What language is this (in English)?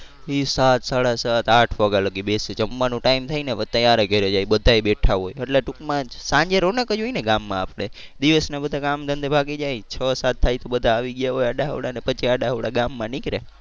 Gujarati